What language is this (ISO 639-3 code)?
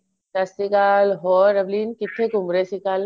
pan